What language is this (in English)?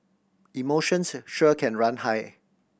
English